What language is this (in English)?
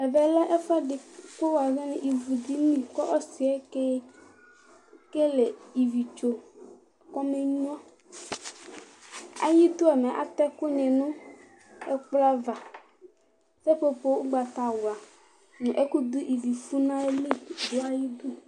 Ikposo